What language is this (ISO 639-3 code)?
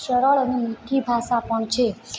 guj